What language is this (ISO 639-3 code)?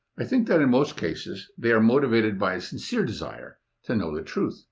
eng